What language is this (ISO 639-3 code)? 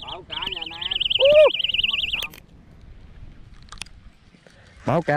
vie